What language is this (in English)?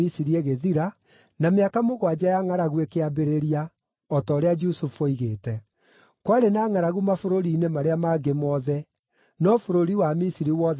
Kikuyu